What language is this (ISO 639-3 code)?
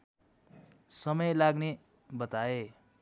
nep